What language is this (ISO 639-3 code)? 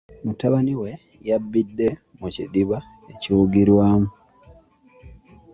lug